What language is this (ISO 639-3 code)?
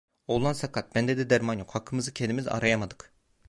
tur